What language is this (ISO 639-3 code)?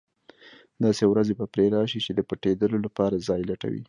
pus